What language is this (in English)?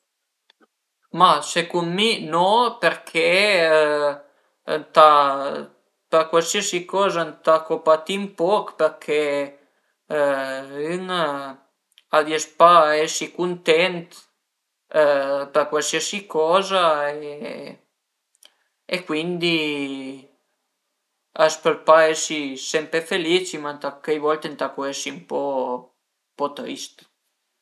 Piedmontese